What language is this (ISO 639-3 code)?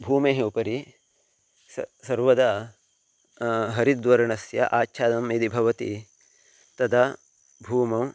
san